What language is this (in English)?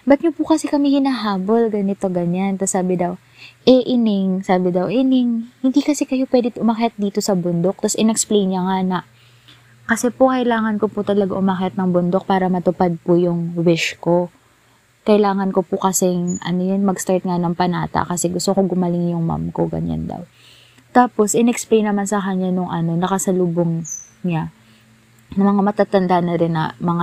Filipino